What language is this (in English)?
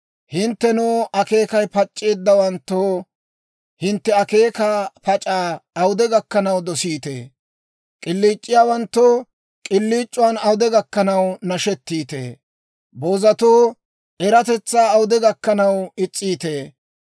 Dawro